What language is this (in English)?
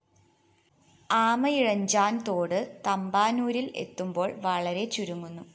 Malayalam